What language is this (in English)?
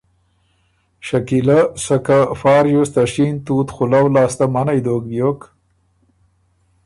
Ormuri